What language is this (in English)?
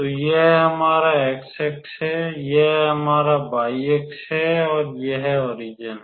Hindi